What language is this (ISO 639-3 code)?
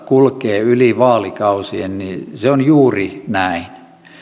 fin